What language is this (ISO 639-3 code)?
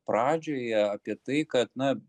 lit